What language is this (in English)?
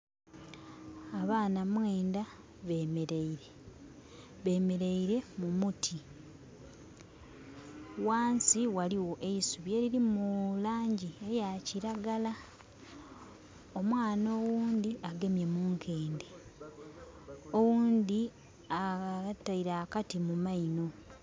Soga